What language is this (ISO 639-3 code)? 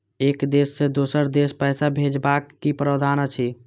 mai